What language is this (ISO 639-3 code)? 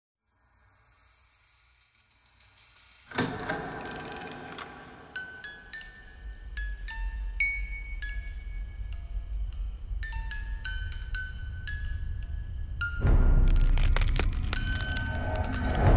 tha